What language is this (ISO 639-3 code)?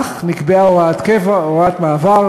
heb